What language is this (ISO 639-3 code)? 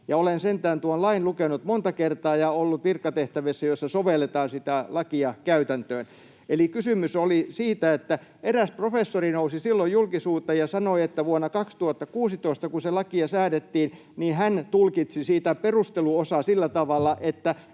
fin